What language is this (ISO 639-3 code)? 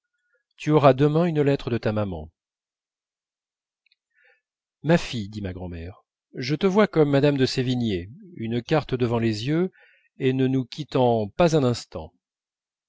fra